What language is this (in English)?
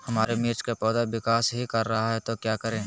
Magahi